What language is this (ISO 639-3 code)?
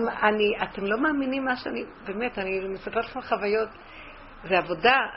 heb